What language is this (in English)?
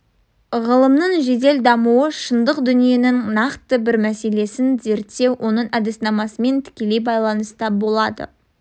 Kazakh